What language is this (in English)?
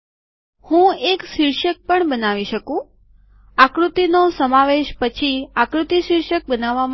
Gujarati